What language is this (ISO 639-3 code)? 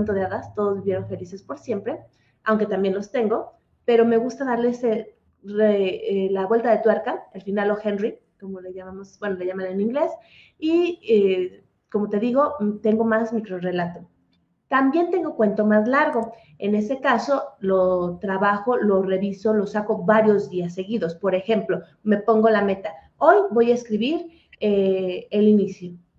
spa